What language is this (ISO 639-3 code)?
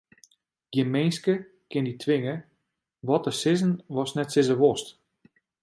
fry